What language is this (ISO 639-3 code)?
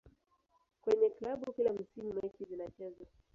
swa